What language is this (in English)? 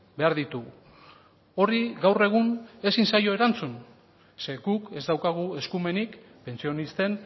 Basque